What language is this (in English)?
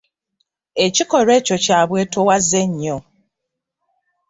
Ganda